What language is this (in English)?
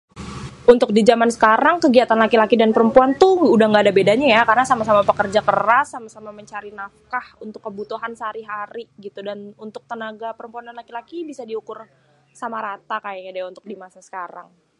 Betawi